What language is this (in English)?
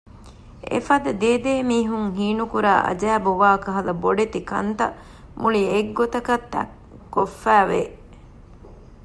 Divehi